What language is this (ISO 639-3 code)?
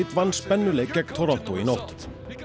isl